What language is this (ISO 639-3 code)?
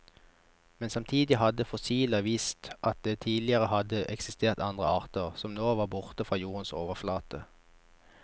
nor